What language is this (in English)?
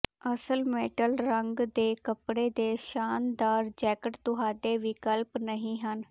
Punjabi